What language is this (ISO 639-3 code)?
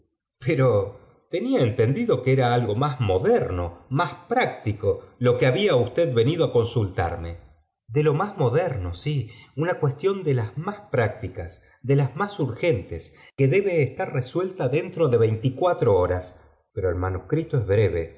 spa